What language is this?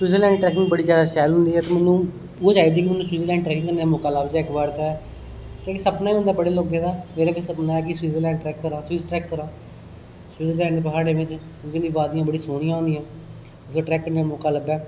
Dogri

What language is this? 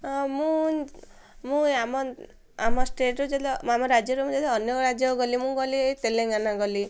Odia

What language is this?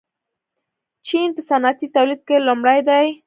Pashto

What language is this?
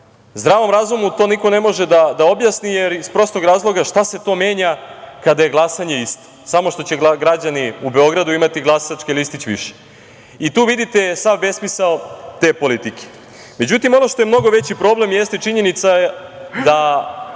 Serbian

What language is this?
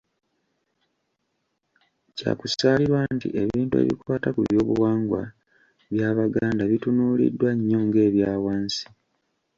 Ganda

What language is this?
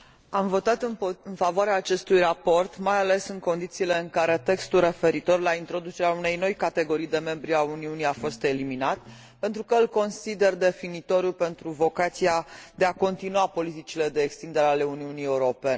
Romanian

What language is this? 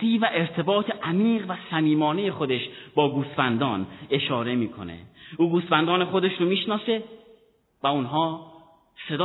Persian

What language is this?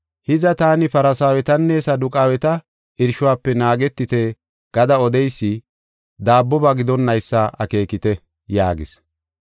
Gofa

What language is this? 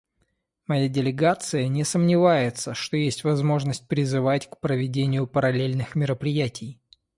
Russian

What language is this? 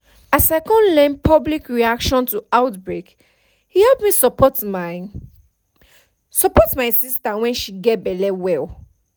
Nigerian Pidgin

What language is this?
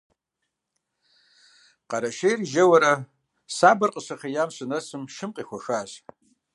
Kabardian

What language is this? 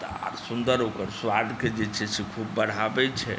Maithili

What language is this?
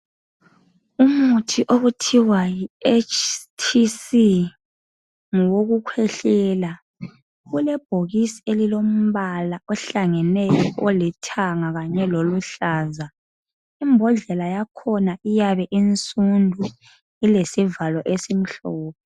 North Ndebele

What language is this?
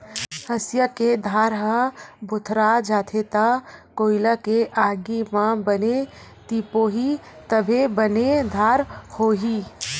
Chhattisgarhi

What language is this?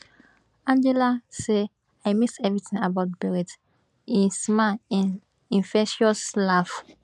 Nigerian Pidgin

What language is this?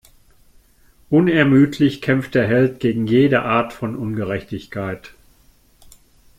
German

